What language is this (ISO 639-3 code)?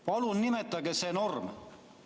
est